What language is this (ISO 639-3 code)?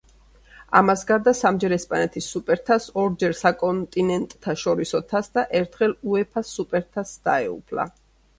kat